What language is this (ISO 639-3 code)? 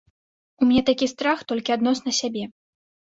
bel